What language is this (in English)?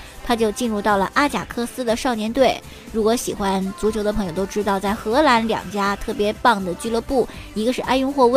Chinese